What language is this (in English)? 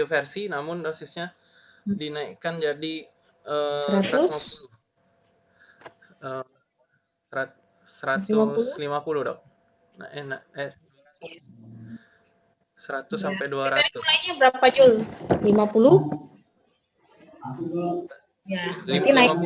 Indonesian